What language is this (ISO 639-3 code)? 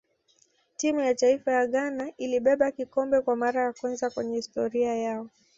swa